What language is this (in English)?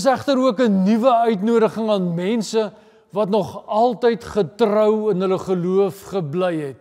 Dutch